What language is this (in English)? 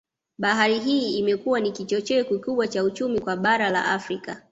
Swahili